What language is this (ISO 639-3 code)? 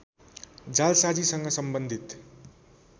nep